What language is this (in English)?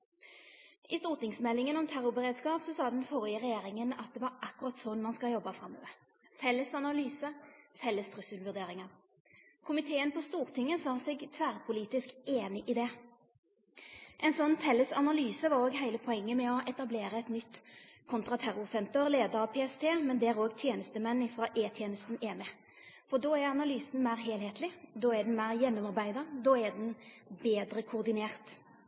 Norwegian Nynorsk